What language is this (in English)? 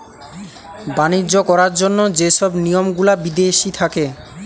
Bangla